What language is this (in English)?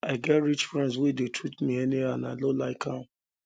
Nigerian Pidgin